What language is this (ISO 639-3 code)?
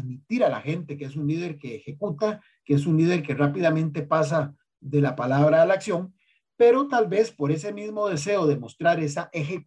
spa